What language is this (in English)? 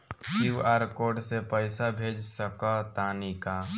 Bhojpuri